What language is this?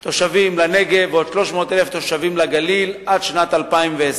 Hebrew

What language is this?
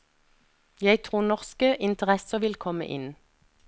Norwegian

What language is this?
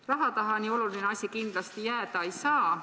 Estonian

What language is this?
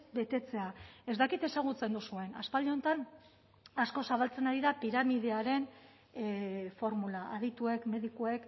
Basque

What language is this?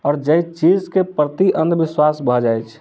Maithili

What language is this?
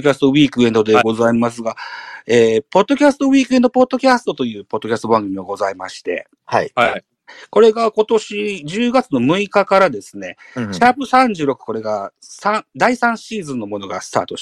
Japanese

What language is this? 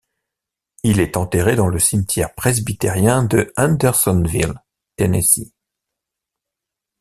French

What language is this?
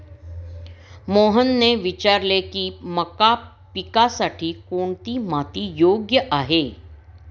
Marathi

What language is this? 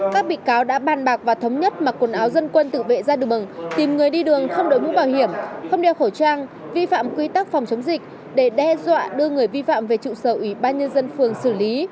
Vietnamese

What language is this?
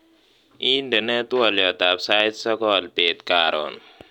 Kalenjin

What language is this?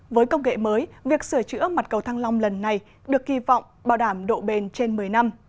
Vietnamese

